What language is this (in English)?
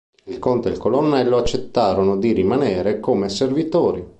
Italian